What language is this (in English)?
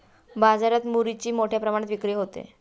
Marathi